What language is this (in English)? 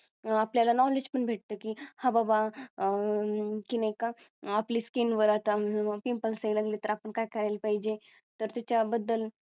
Marathi